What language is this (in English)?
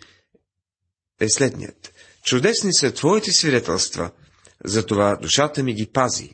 Bulgarian